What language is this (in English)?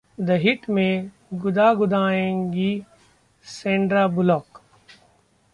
Hindi